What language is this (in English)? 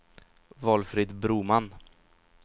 Swedish